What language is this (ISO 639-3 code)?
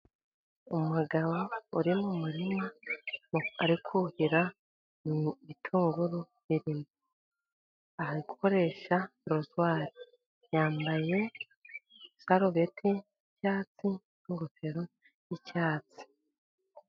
kin